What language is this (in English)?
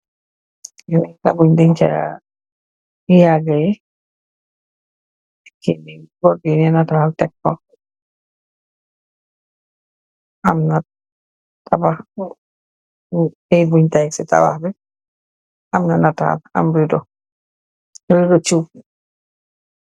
Wolof